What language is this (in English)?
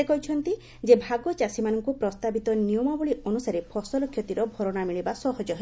Odia